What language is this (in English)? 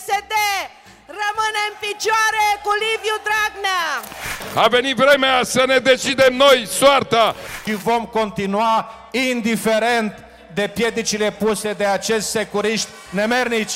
Romanian